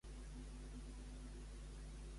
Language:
Catalan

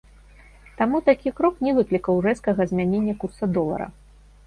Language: Belarusian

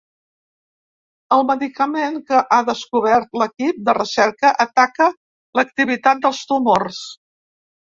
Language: Catalan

